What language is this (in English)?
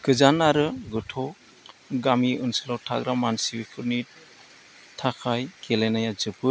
Bodo